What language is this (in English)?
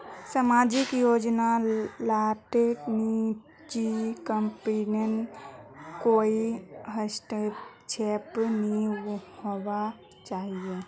Magahi